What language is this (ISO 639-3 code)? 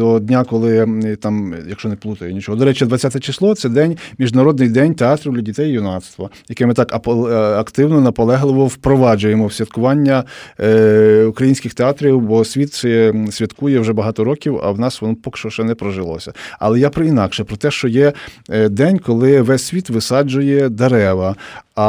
ukr